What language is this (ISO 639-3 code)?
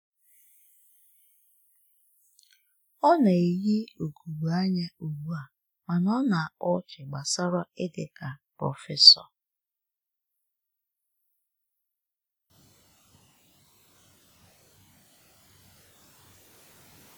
ibo